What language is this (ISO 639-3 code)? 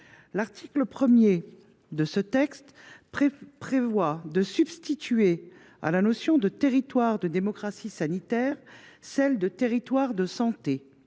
fra